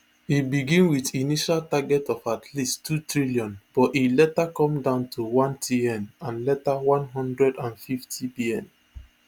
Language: Nigerian Pidgin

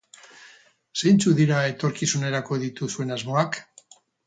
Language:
Basque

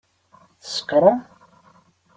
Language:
Kabyle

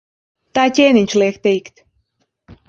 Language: Latvian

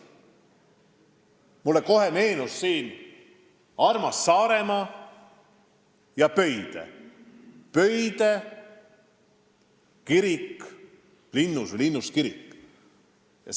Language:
Estonian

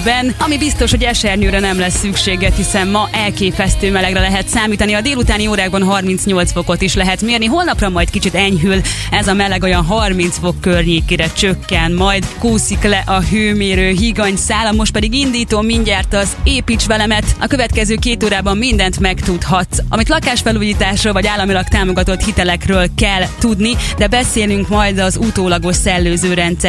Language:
Hungarian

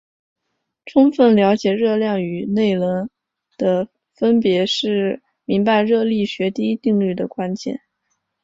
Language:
Chinese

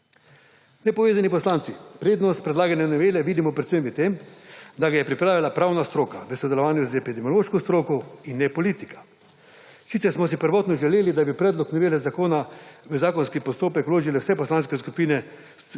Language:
Slovenian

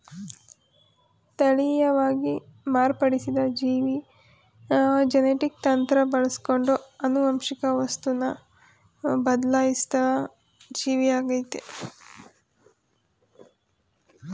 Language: Kannada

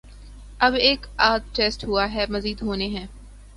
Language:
Urdu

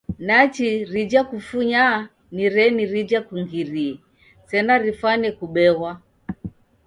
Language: Taita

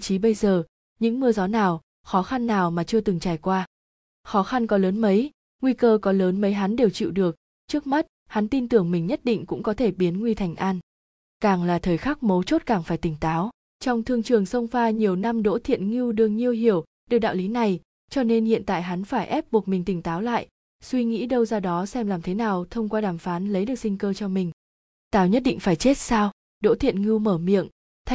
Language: Vietnamese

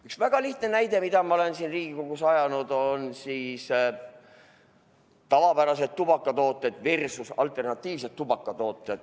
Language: Estonian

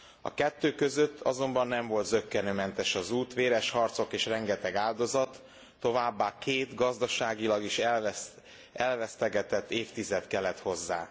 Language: Hungarian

